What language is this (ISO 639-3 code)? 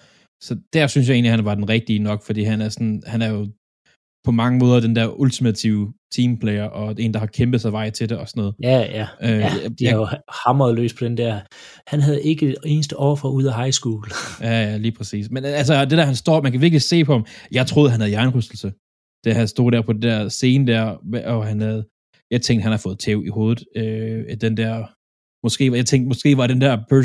dan